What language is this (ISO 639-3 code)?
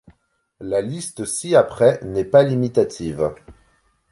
fra